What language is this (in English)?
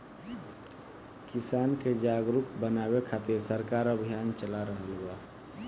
Bhojpuri